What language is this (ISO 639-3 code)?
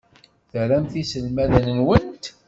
kab